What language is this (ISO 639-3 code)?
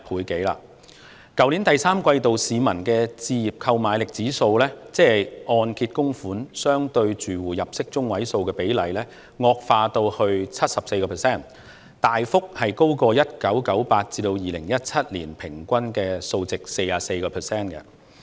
yue